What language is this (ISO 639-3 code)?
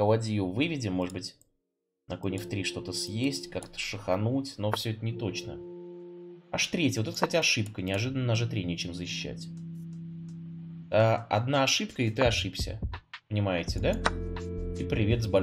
rus